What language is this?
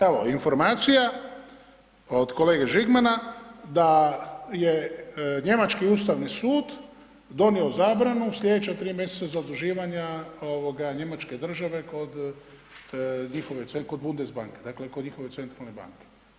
Croatian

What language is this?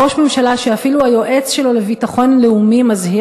Hebrew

